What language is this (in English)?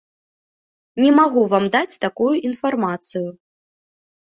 Belarusian